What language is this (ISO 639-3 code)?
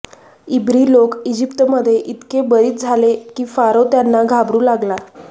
mar